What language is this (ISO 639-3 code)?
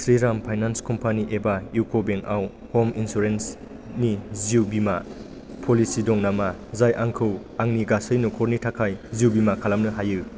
brx